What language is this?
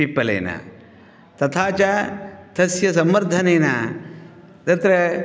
Sanskrit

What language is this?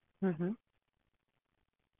Punjabi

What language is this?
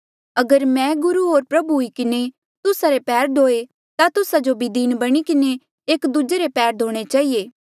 Mandeali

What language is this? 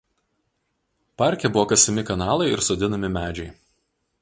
Lithuanian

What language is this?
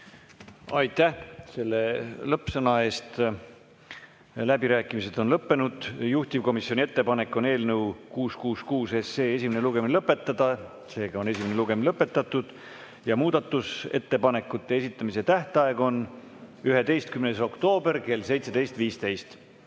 Estonian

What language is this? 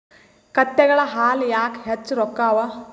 Kannada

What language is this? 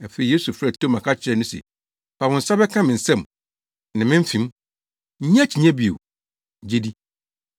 Akan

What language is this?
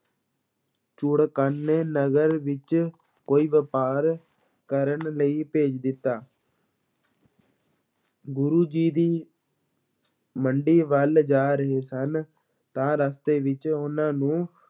Punjabi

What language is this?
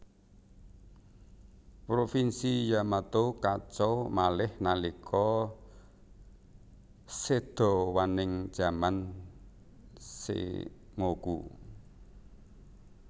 Javanese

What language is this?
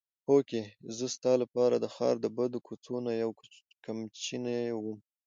Pashto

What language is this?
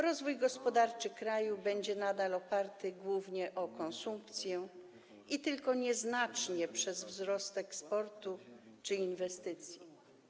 Polish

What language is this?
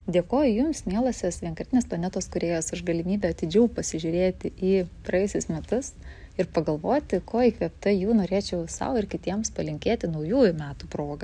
Lithuanian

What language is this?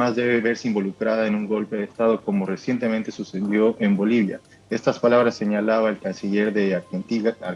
Spanish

